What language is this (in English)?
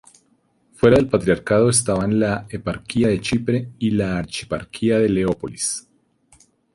Spanish